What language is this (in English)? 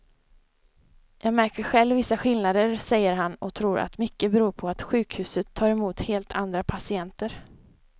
Swedish